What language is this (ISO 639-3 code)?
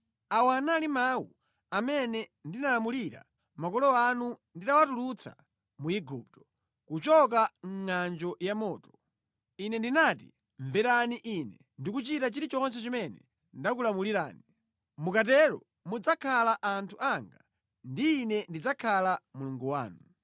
nya